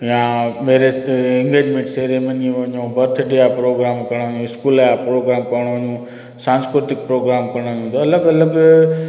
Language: Sindhi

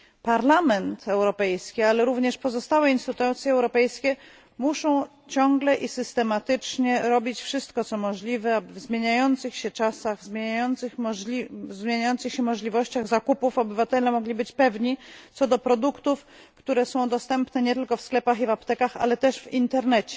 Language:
Polish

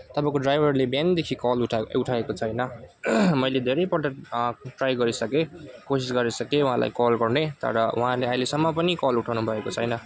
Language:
Nepali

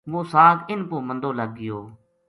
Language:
Gujari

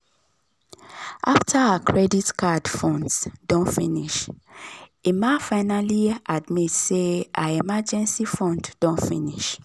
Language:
Nigerian Pidgin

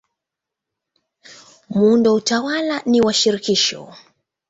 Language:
Swahili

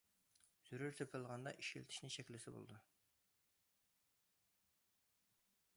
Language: Uyghur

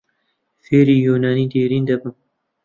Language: Central Kurdish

